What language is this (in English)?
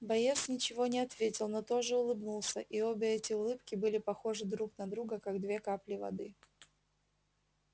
Russian